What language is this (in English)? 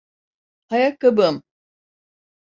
Turkish